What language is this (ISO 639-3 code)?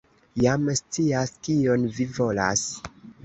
epo